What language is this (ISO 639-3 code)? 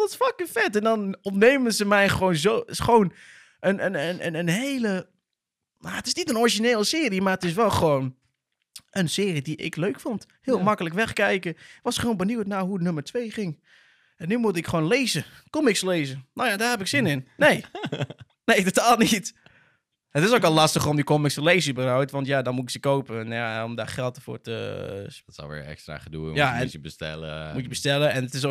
nld